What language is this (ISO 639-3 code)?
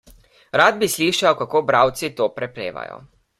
slv